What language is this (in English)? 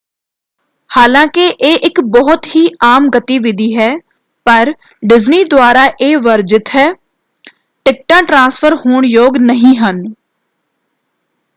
Punjabi